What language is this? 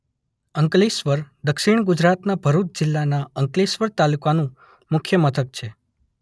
Gujarati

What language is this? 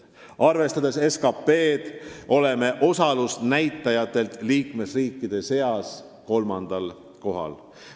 Estonian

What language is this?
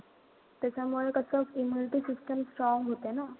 Marathi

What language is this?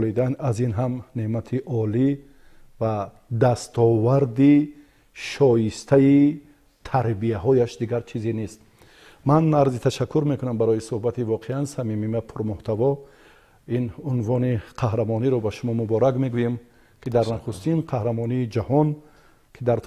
Persian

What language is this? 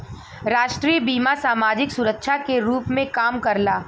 Bhojpuri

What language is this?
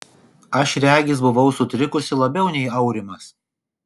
Lithuanian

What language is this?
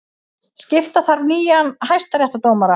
Icelandic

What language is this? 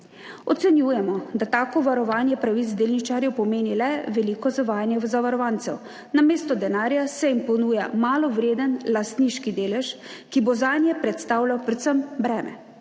Slovenian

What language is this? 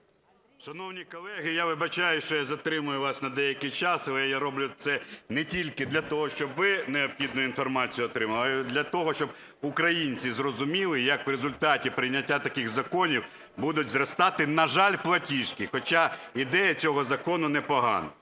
Ukrainian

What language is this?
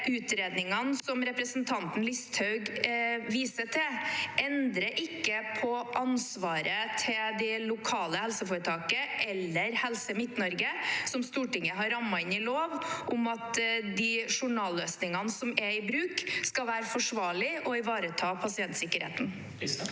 Norwegian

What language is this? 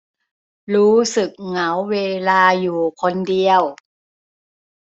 Thai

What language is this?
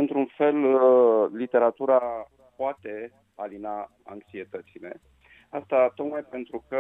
Romanian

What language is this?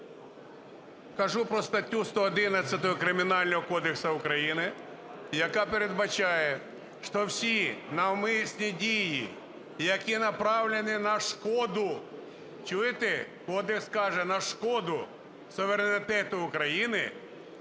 Ukrainian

